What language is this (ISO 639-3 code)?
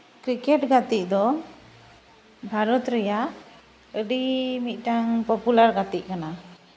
sat